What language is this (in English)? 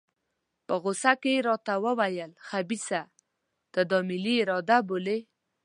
Pashto